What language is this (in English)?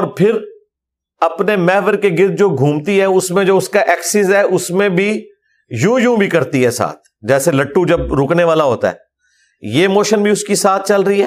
Urdu